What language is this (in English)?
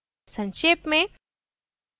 Hindi